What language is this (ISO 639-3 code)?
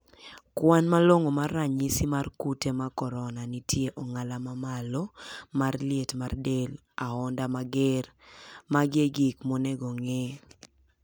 luo